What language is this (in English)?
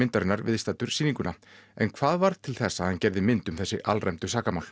Icelandic